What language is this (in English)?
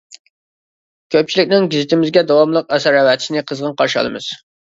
Uyghur